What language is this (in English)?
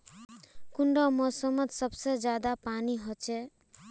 Magahi